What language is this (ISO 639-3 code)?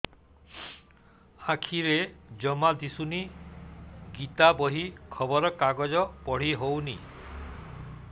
ori